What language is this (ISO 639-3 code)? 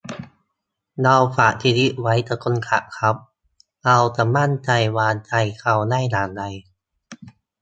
tha